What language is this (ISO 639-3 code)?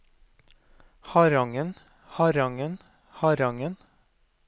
nor